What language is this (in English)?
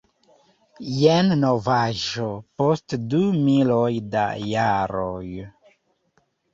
Esperanto